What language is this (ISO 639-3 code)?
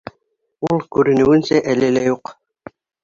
bak